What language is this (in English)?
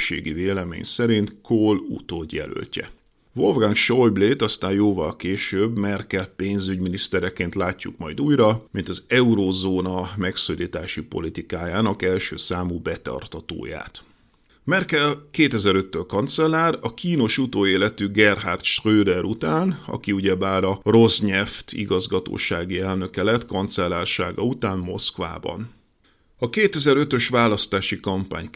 Hungarian